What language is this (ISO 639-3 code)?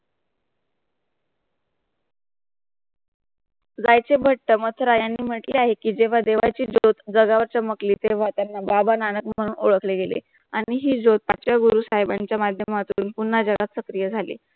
mar